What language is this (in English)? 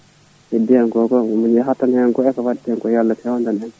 Fula